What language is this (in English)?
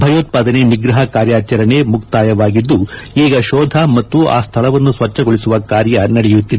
Kannada